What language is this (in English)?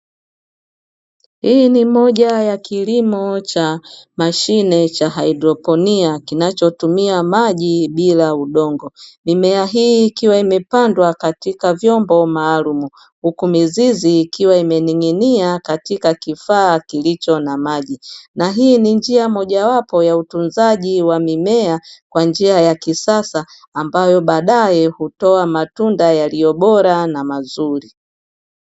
Swahili